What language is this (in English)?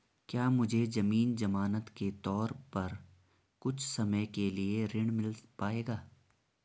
Hindi